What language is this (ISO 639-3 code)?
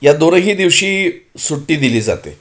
mar